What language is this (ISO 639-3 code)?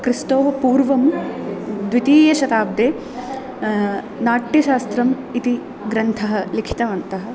san